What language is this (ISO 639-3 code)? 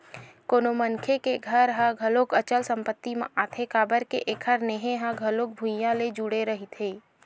hne